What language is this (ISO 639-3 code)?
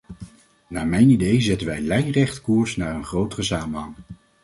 nld